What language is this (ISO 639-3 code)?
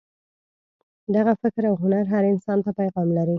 pus